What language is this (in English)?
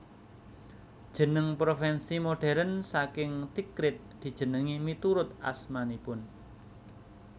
Javanese